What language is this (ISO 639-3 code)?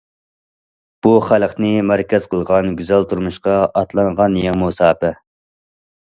uig